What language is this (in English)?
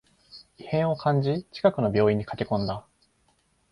Japanese